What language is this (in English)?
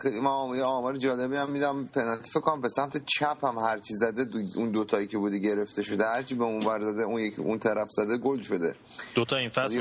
Persian